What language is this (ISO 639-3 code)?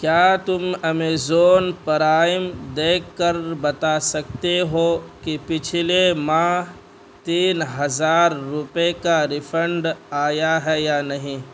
urd